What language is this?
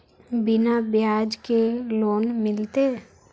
Magahi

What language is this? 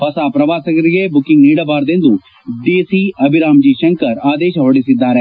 Kannada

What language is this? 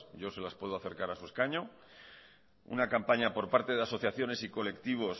Spanish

